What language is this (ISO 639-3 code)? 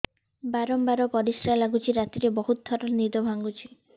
ori